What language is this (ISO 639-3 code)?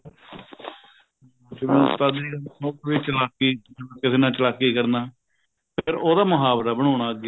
pan